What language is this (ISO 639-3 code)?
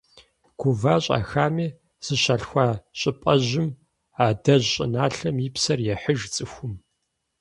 kbd